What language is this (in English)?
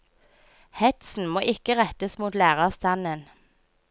Norwegian